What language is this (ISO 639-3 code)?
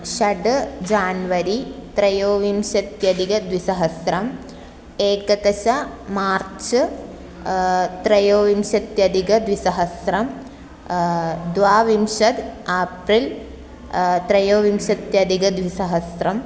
san